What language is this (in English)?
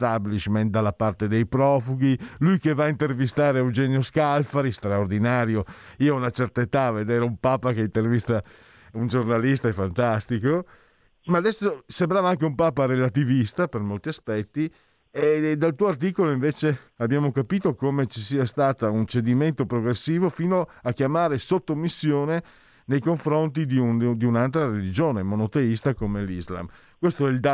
Italian